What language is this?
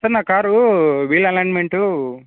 Telugu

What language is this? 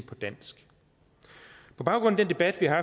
Danish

